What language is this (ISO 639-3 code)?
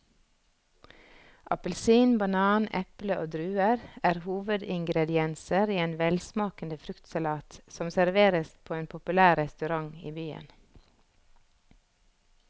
nor